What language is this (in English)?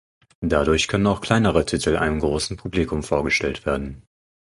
German